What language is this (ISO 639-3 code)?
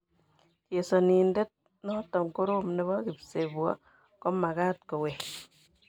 kln